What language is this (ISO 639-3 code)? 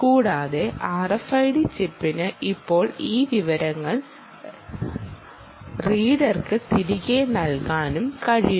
mal